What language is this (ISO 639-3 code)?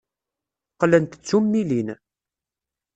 kab